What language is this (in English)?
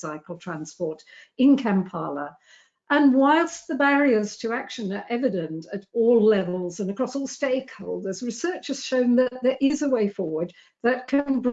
English